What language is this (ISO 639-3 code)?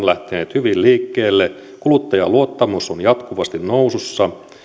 fin